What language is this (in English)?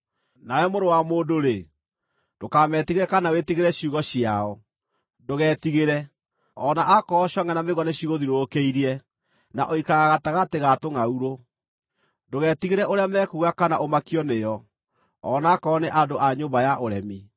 Kikuyu